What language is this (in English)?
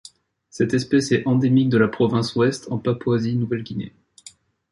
French